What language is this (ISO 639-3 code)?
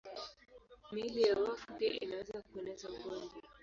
swa